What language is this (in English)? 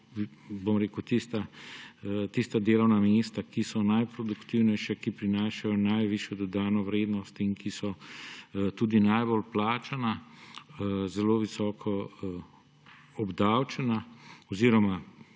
Slovenian